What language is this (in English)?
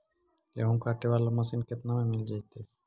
Magahi